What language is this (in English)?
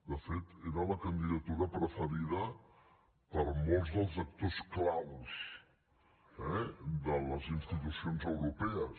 Catalan